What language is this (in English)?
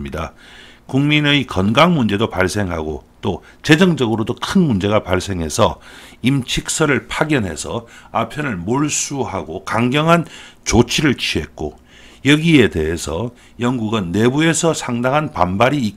Korean